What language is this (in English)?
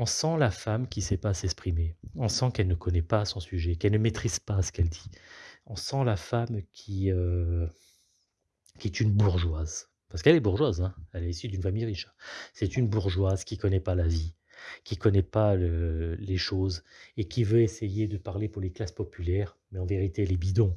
French